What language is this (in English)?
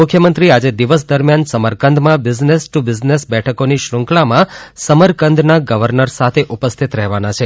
Gujarati